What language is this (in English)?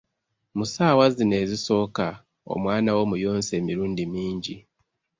Ganda